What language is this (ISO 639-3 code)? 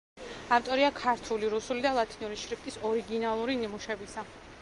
kat